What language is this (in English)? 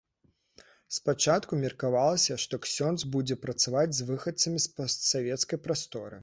Belarusian